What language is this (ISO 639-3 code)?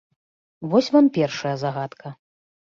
bel